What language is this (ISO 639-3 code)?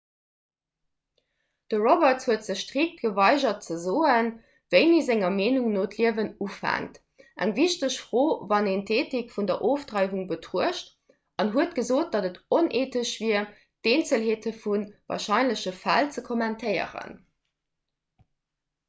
ltz